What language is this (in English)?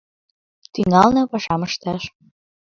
Mari